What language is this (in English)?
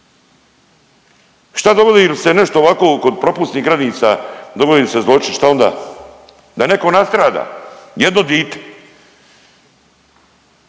Croatian